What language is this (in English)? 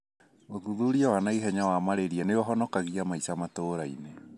Kikuyu